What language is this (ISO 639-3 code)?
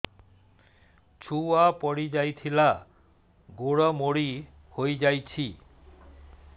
ori